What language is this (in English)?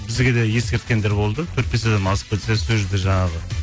Kazakh